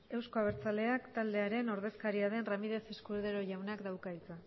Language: Basque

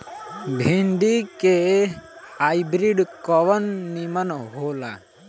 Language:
Bhojpuri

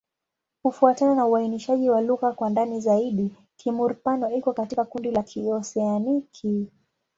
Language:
Swahili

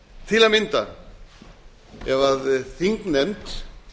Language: Icelandic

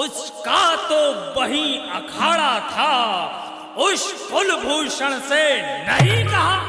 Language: Hindi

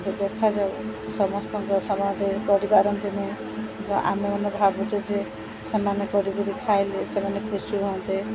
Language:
Odia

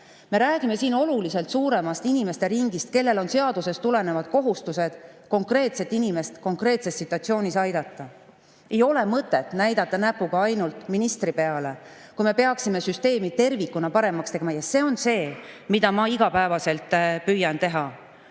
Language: Estonian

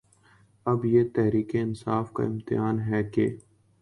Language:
Urdu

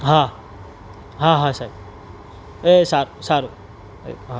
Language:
Gujarati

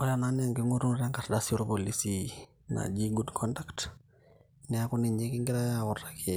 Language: Masai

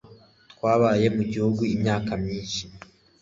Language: Kinyarwanda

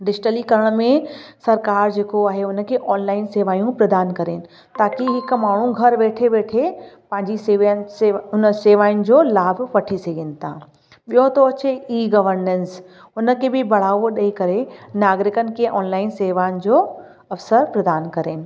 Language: Sindhi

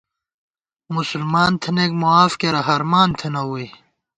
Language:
Gawar-Bati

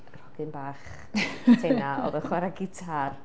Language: Welsh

